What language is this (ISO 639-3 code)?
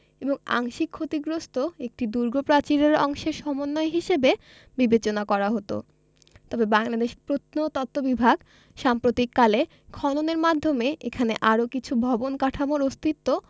ben